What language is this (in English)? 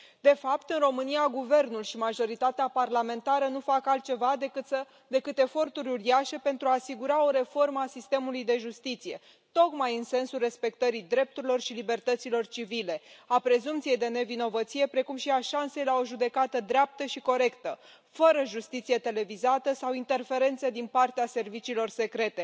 Romanian